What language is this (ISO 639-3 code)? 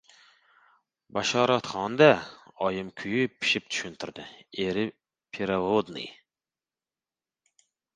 uzb